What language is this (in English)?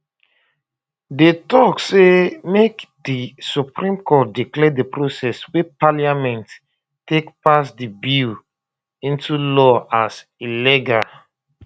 Nigerian Pidgin